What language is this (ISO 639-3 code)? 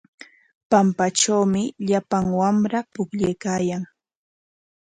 qwa